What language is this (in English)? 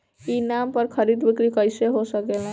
Bhojpuri